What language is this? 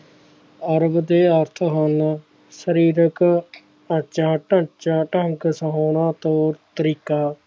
Punjabi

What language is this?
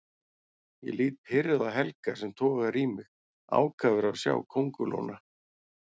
Icelandic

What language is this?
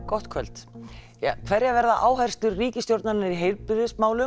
Icelandic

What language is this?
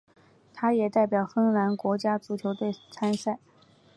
Chinese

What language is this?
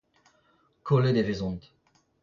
Breton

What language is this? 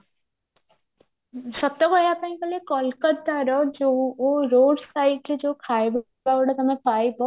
Odia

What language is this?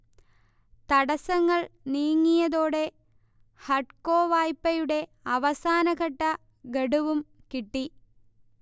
Malayalam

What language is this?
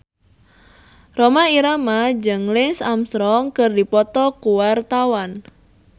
Sundanese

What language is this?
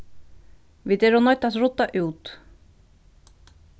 Faroese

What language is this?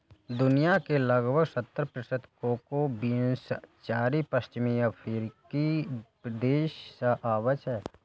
Maithili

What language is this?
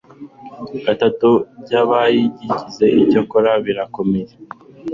Kinyarwanda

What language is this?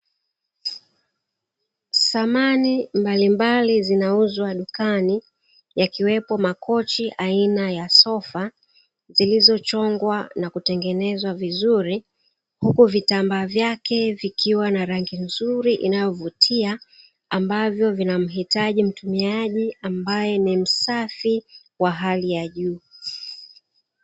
Swahili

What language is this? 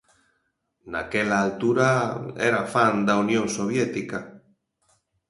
Galician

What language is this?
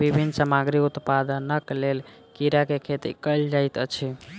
Maithili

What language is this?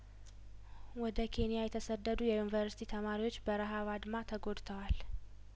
Amharic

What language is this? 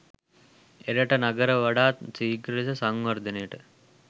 Sinhala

